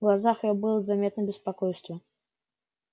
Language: Russian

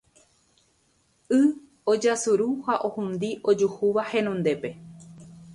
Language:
Guarani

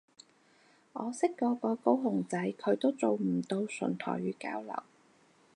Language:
Cantonese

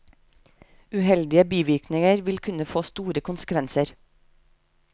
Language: Norwegian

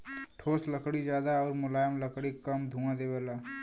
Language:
Bhojpuri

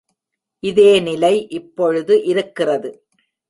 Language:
Tamil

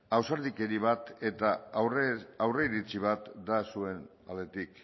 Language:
Basque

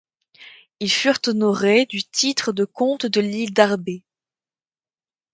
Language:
French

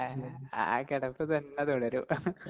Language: Malayalam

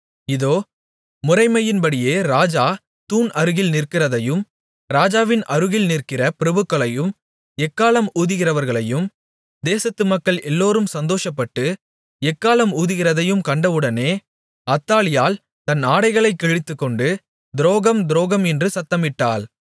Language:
Tamil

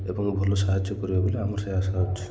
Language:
Odia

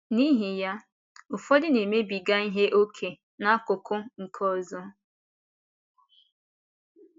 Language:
Igbo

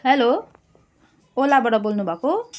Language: Nepali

